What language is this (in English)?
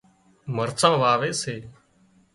Wadiyara Koli